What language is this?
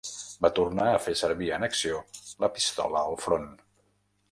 Catalan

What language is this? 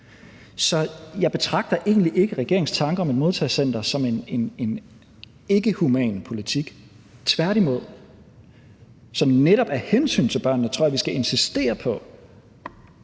Danish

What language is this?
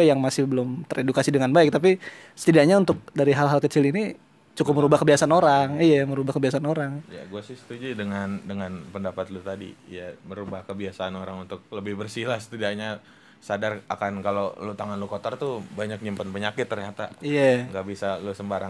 Indonesian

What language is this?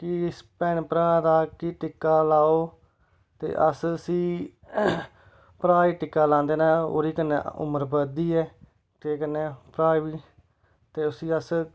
Dogri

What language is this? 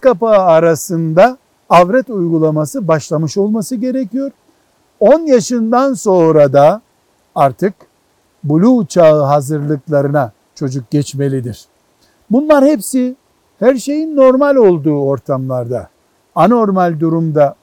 Turkish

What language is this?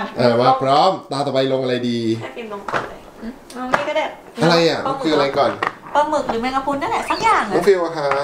Thai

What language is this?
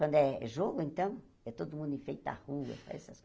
Portuguese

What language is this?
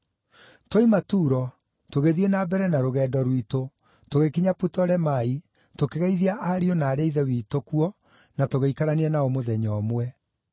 Kikuyu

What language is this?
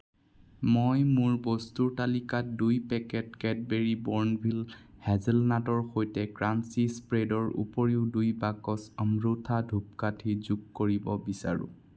Assamese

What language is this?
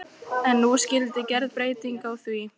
Icelandic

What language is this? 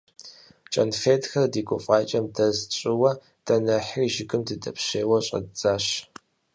Kabardian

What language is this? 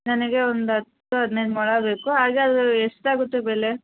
Kannada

